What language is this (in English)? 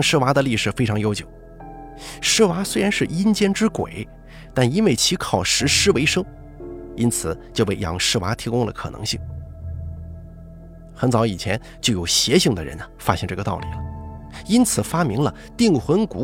Chinese